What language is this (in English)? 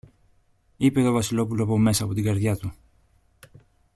Greek